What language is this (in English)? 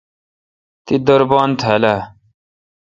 Kalkoti